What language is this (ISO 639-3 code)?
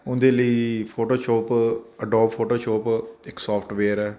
pan